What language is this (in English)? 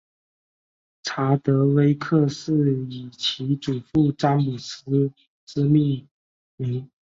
Chinese